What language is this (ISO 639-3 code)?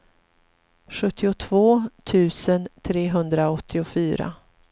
swe